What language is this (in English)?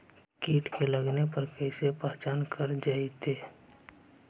Magahi